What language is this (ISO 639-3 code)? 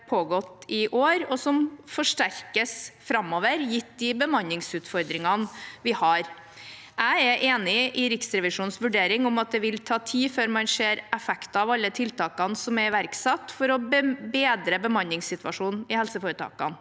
nor